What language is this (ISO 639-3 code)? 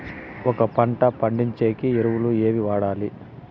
tel